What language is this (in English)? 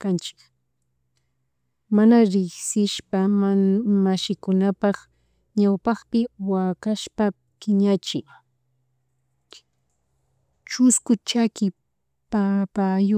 Chimborazo Highland Quichua